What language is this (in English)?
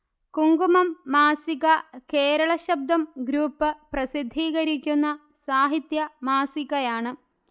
Malayalam